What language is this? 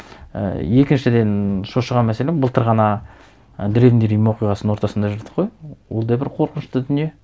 Kazakh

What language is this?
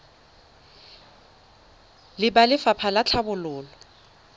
Tswana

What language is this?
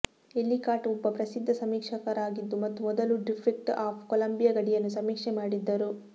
Kannada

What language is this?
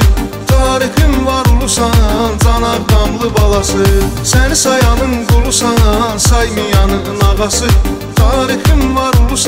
Turkish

